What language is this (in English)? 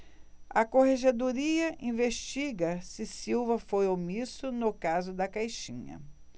Portuguese